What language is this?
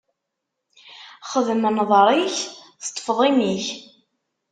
Kabyle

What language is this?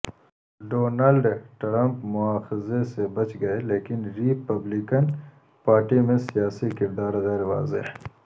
Urdu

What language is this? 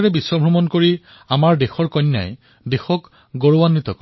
Assamese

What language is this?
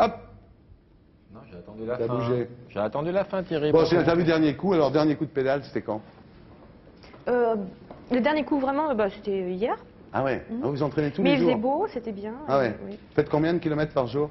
French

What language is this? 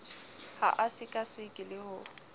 Southern Sotho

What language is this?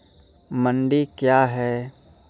Maithili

